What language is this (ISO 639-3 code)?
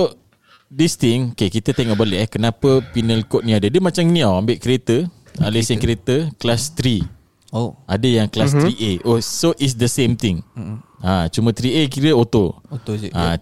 msa